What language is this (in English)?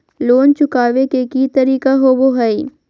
Magahi